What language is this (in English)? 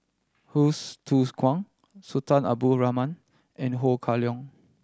English